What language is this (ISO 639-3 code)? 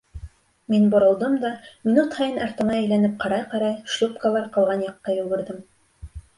bak